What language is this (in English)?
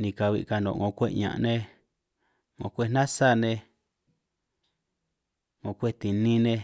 San Martín Itunyoso Triqui